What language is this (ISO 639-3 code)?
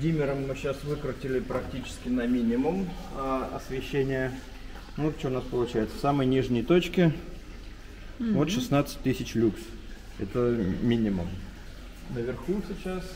rus